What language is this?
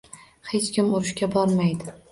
Uzbek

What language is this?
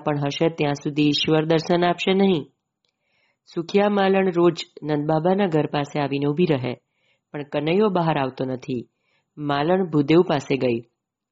Gujarati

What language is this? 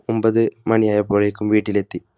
Malayalam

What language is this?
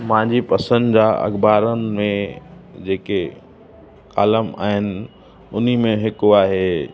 Sindhi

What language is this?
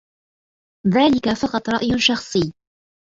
Arabic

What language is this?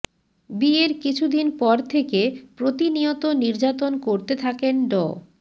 Bangla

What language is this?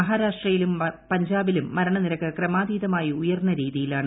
Malayalam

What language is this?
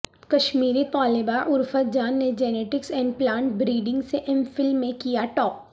Urdu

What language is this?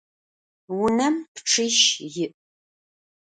Adyghe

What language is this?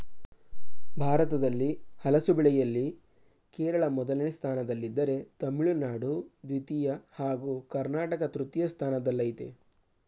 Kannada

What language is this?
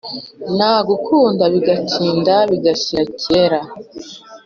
Kinyarwanda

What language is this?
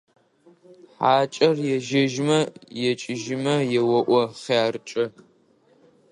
Adyghe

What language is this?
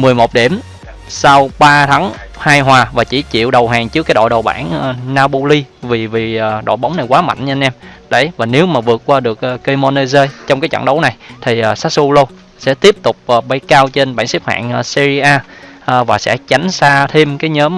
Vietnamese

